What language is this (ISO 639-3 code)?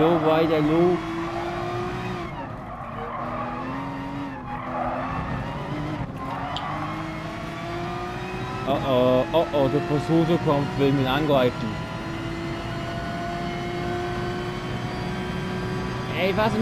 deu